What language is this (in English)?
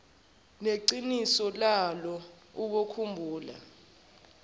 Zulu